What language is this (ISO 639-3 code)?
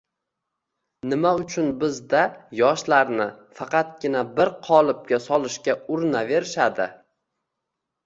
uzb